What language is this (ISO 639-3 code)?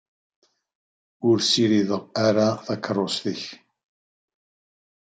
kab